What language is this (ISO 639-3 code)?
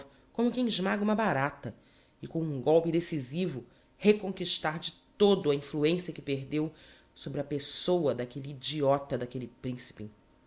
por